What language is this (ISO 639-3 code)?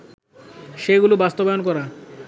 ben